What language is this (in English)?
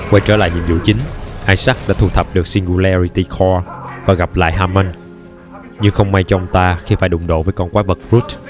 Vietnamese